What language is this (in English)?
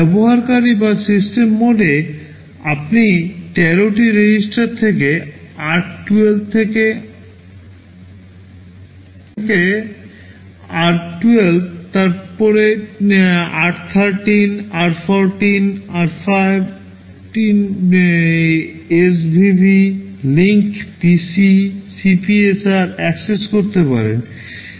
Bangla